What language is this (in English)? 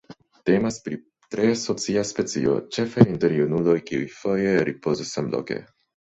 Esperanto